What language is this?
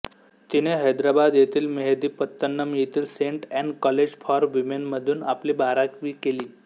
Marathi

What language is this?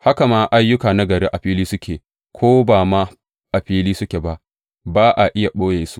Hausa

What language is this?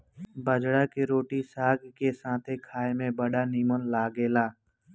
Bhojpuri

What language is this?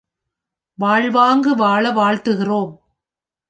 Tamil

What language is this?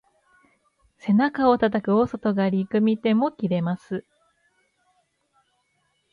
Japanese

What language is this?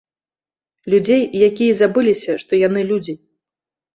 Belarusian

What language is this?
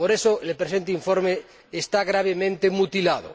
Spanish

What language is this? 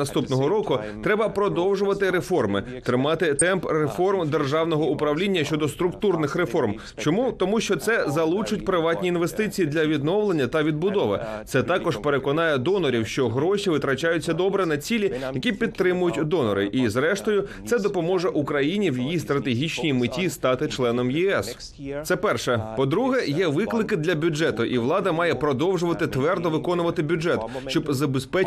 Ukrainian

